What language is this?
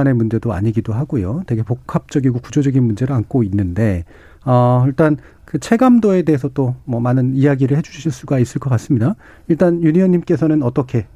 Korean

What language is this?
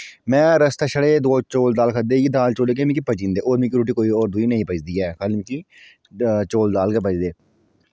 Dogri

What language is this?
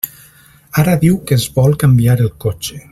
Catalan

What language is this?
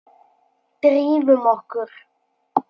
Icelandic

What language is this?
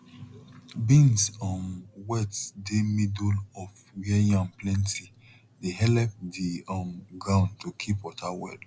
Nigerian Pidgin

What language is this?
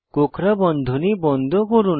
Bangla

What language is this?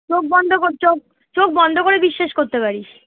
Bangla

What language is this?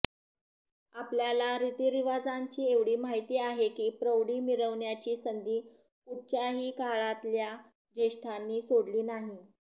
Marathi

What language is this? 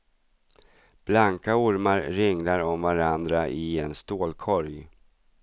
Swedish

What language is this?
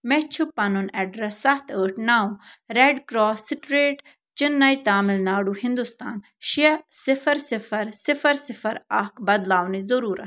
Kashmiri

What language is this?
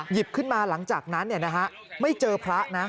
Thai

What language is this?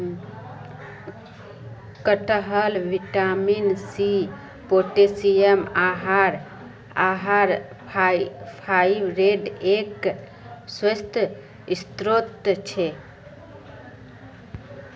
Magahi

